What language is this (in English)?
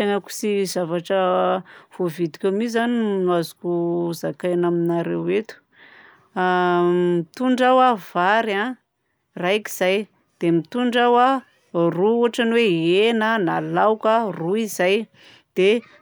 Southern Betsimisaraka Malagasy